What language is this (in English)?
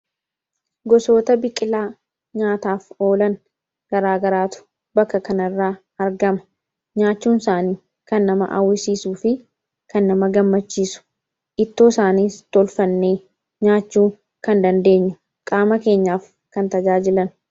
Oromo